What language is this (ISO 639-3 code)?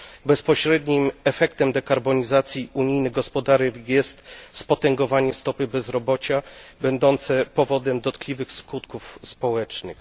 pol